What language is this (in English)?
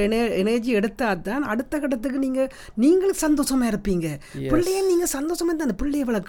Tamil